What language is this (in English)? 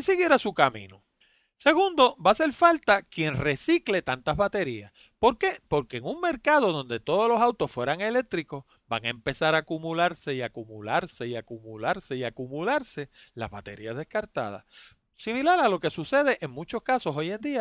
Spanish